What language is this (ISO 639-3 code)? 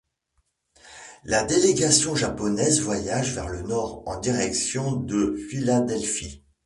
fra